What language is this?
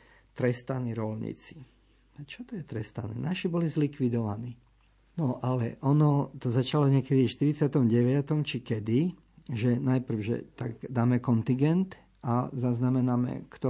Slovak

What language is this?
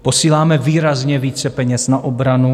Czech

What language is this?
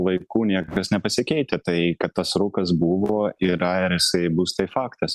Lithuanian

